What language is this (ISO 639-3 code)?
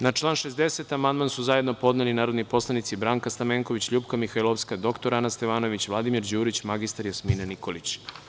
srp